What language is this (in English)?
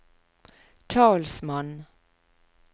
Norwegian